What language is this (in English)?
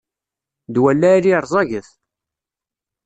Kabyle